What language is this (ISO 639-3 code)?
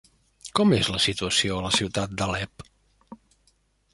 cat